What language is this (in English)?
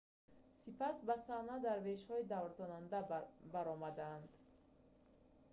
Tajik